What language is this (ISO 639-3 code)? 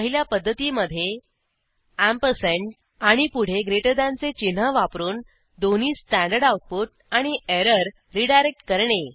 mar